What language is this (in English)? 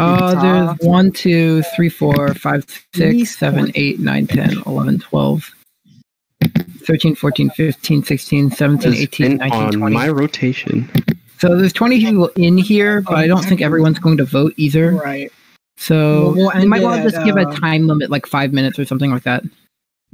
English